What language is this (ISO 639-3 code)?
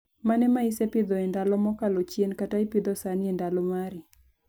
luo